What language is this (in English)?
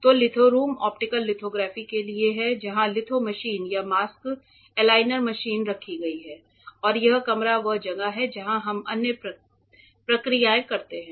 Hindi